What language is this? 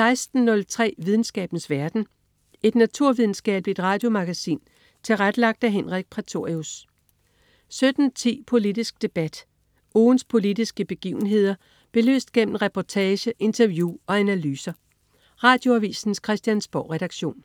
Danish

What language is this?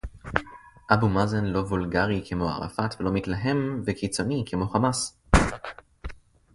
Hebrew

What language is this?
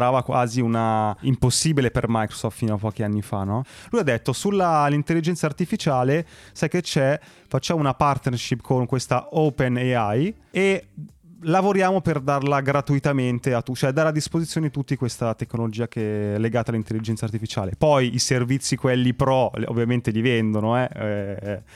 Italian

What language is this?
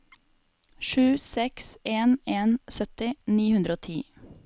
Norwegian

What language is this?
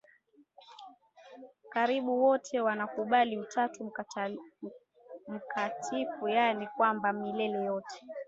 Swahili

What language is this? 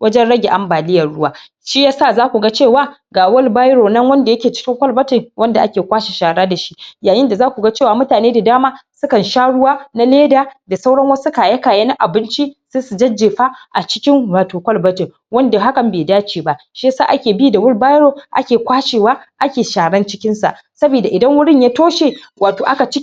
Hausa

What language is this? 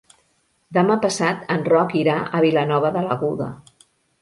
Catalan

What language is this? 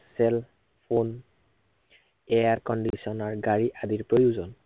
Assamese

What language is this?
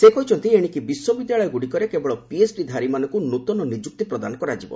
Odia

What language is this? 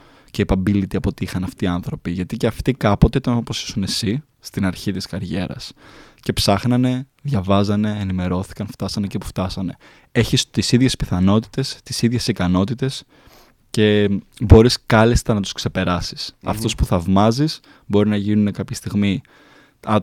Greek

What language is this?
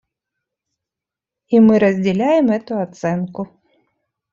Russian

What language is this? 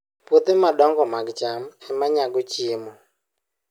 Luo (Kenya and Tanzania)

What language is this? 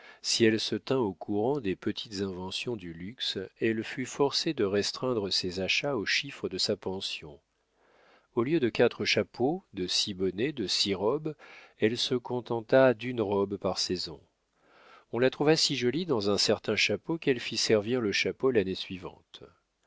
French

